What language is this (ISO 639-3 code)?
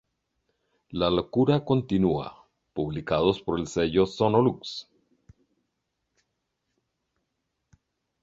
spa